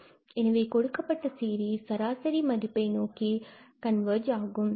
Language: Tamil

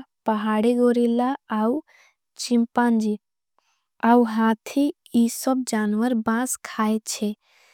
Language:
Angika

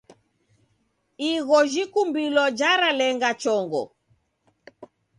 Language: Taita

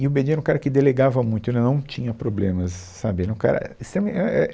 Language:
Portuguese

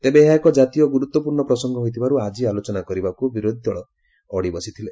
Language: Odia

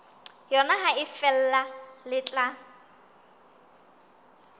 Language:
Southern Sotho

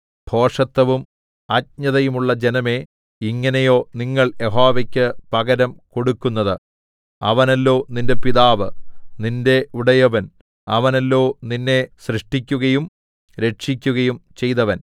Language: Malayalam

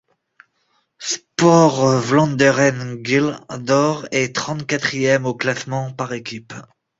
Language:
French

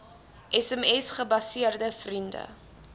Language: Afrikaans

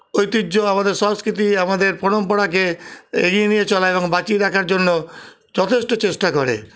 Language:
Bangla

